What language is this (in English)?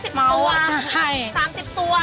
Thai